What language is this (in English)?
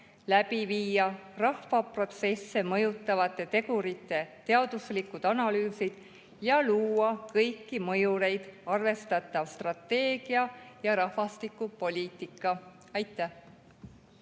Estonian